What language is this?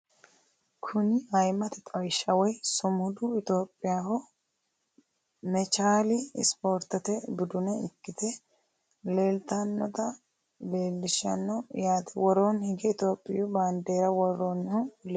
Sidamo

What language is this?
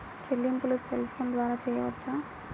Telugu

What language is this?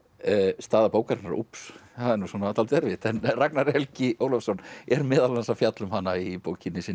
Icelandic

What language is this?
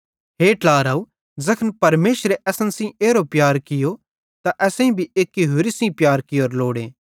Bhadrawahi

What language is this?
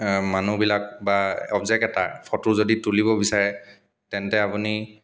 Assamese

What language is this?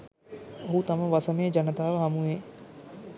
Sinhala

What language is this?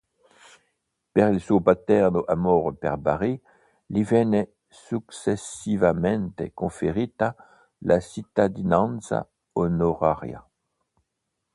Italian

